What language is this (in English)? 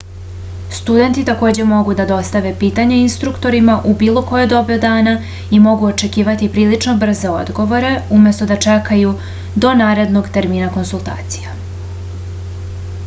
Serbian